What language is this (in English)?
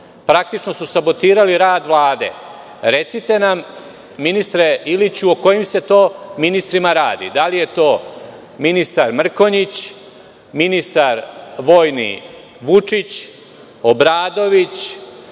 Serbian